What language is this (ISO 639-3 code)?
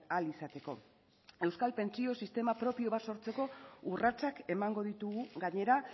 eus